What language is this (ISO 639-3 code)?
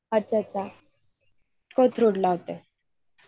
mar